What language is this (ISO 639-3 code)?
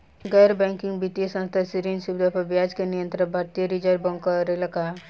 bho